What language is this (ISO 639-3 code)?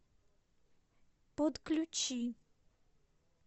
rus